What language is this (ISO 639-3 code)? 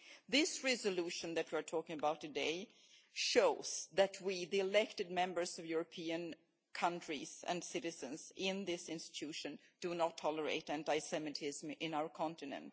eng